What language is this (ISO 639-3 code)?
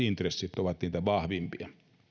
fin